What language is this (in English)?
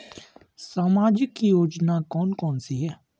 Hindi